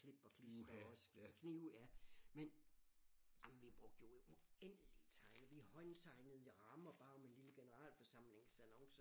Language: Danish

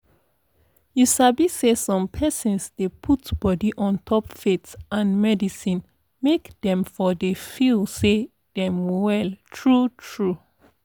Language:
Nigerian Pidgin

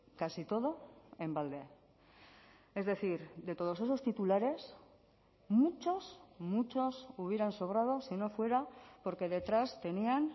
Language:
Spanish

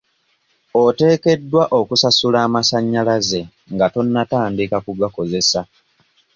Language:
Ganda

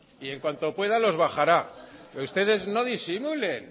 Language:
Spanish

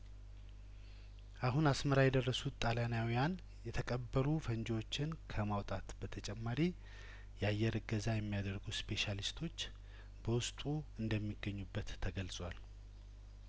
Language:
Amharic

